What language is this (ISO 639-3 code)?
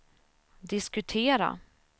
swe